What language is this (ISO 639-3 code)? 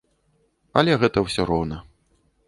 bel